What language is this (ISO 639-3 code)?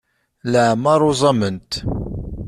kab